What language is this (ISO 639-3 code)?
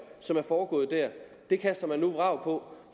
dan